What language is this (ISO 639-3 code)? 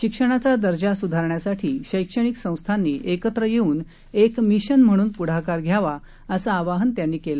mar